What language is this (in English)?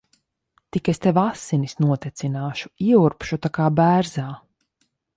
Latvian